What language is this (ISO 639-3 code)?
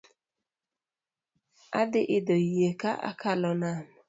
luo